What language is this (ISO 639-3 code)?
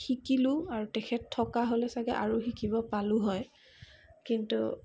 asm